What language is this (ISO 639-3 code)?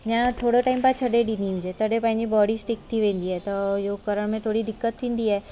snd